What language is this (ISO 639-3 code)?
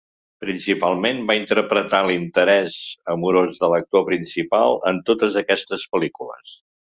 cat